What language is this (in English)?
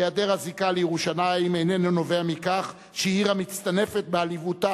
Hebrew